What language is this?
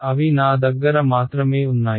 Telugu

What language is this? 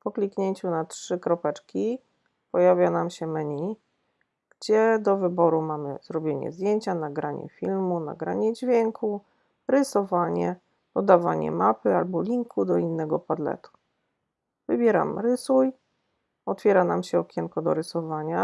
Polish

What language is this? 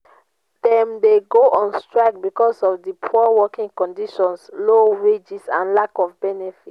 Nigerian Pidgin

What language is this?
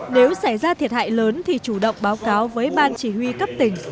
Vietnamese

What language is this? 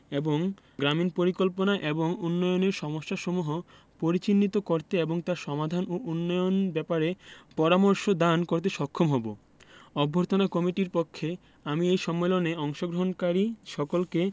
Bangla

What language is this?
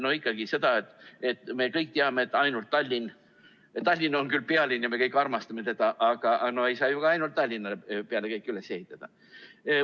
Estonian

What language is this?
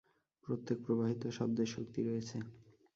Bangla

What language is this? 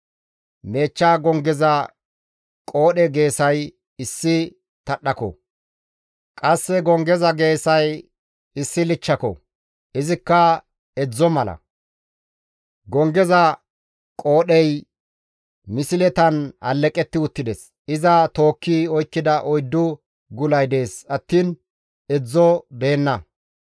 Gamo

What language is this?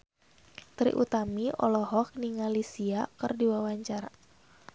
Sundanese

